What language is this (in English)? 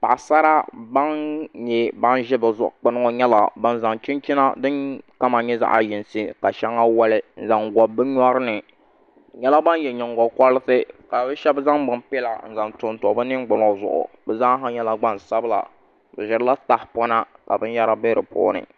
Dagbani